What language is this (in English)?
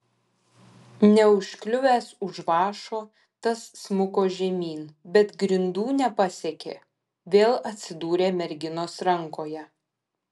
Lithuanian